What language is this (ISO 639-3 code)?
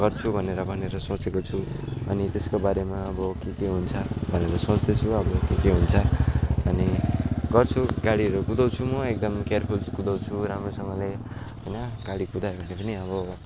nep